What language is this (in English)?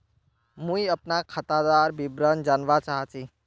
Magahi